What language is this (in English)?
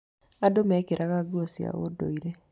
Kikuyu